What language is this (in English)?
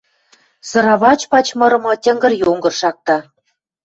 Western Mari